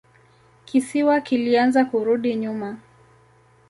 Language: Swahili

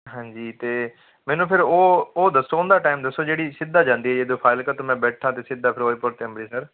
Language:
Punjabi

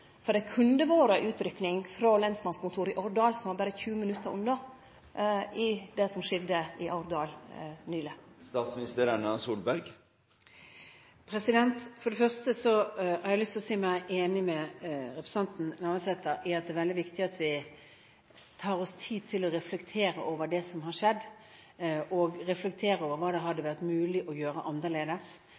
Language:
Norwegian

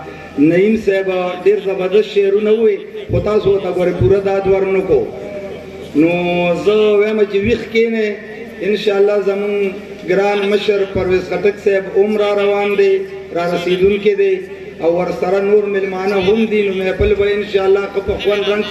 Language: Arabic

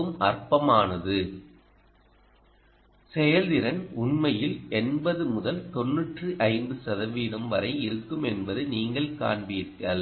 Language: Tamil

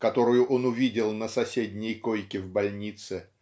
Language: Russian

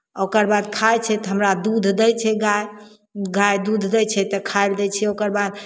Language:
Maithili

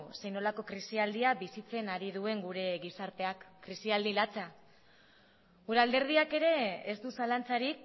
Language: Basque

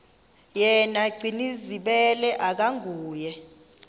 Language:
Xhosa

